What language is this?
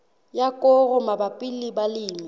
Southern Sotho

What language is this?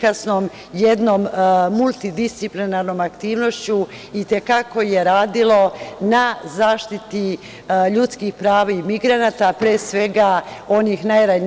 Serbian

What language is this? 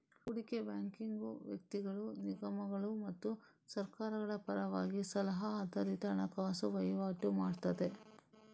Kannada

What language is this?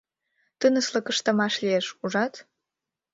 Mari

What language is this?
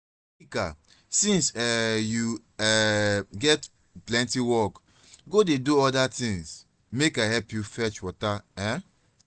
Nigerian Pidgin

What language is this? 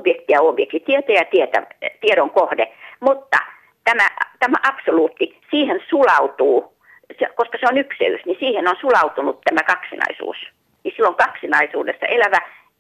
Finnish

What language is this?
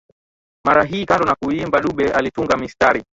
Swahili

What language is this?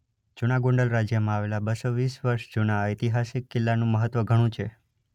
Gujarati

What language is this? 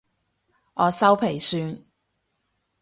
Cantonese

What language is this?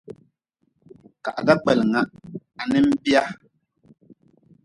Nawdm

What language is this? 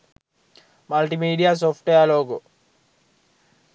Sinhala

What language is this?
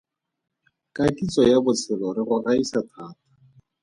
Tswana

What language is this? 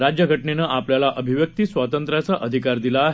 Marathi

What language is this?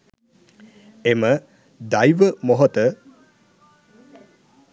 Sinhala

